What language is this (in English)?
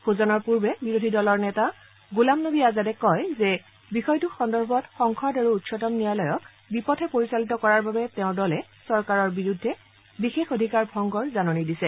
Assamese